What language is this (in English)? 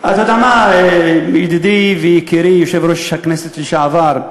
Hebrew